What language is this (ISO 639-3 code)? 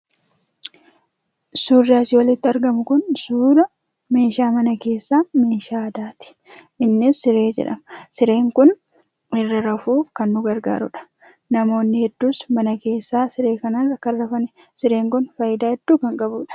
orm